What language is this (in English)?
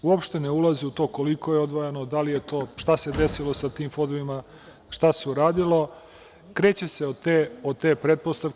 Serbian